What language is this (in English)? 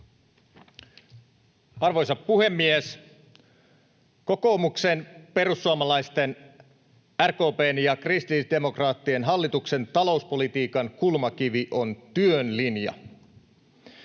Finnish